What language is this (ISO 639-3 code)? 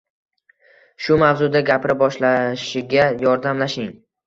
uzb